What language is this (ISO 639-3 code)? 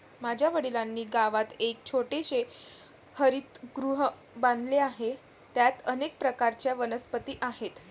mar